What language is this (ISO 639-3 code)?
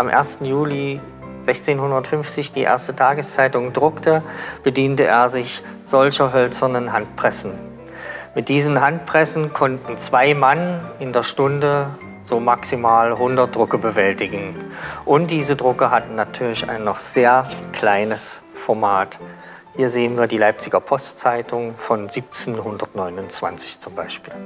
deu